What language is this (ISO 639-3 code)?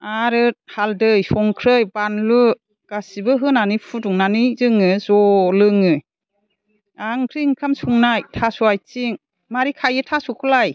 brx